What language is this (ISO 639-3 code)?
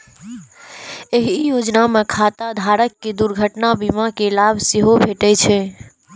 mai